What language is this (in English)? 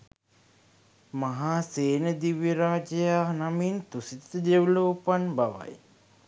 Sinhala